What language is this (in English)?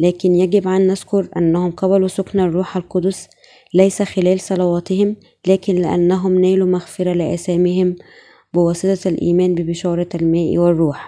Arabic